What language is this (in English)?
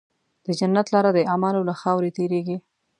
Pashto